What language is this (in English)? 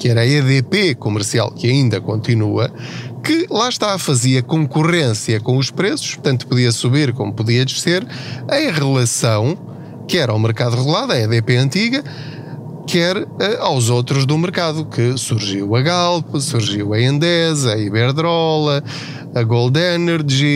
Portuguese